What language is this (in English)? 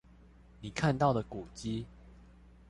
Chinese